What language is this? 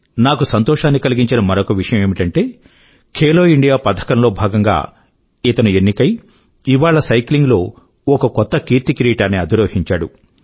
Telugu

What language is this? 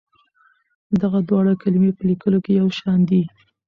Pashto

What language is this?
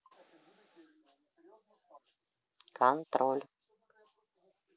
Russian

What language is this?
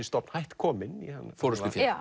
Icelandic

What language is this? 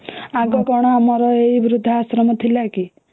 Odia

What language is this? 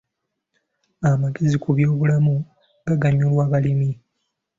Ganda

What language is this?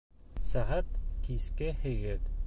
Bashkir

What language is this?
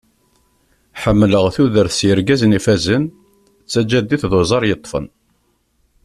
Kabyle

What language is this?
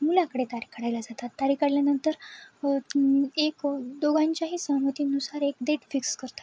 Marathi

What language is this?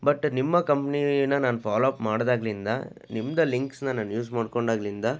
Kannada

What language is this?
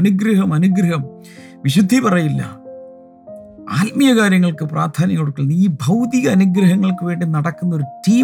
Malayalam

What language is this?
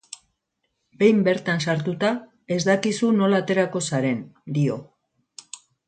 Basque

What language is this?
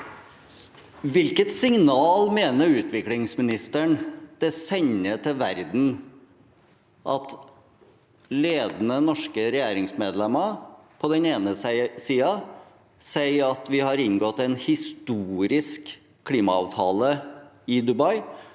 Norwegian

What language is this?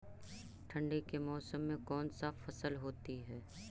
Magahi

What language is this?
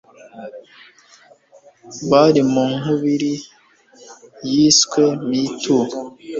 Kinyarwanda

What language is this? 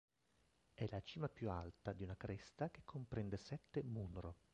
Italian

